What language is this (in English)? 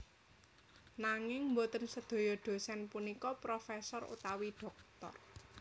Javanese